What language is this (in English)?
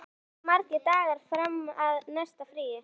Icelandic